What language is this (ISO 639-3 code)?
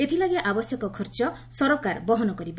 ori